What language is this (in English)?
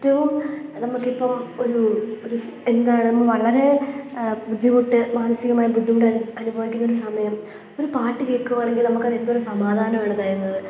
Malayalam